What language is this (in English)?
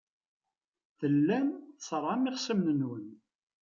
Kabyle